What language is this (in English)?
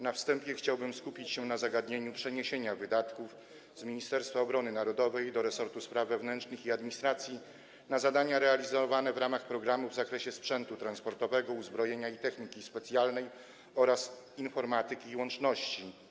Polish